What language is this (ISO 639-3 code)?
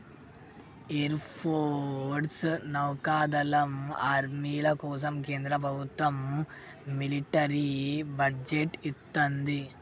tel